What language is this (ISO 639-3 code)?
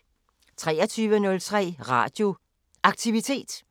dan